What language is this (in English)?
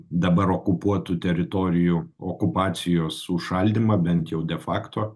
Lithuanian